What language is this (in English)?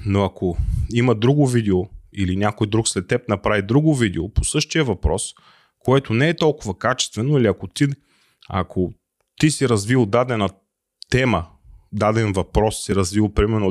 Bulgarian